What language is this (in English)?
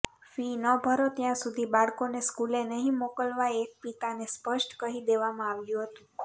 Gujarati